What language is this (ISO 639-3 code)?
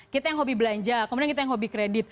ind